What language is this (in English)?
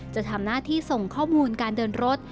Thai